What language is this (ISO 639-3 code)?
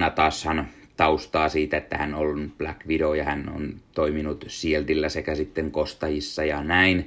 fin